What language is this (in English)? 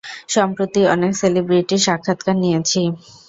Bangla